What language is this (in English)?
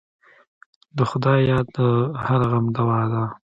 Pashto